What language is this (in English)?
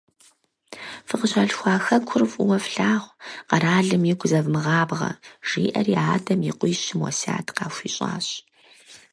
Kabardian